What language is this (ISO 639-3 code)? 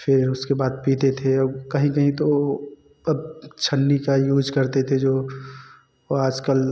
hin